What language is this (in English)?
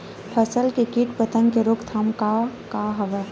Chhattisgarhi